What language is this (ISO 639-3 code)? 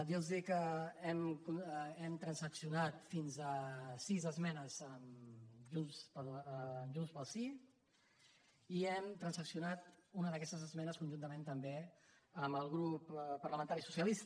cat